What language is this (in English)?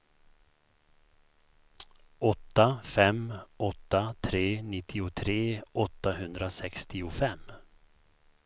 Swedish